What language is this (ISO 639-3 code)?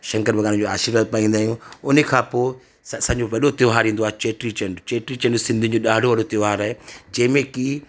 snd